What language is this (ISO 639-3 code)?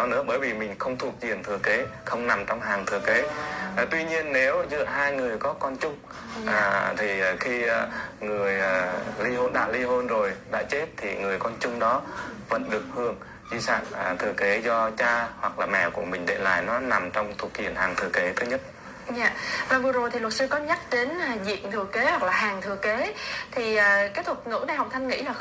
vie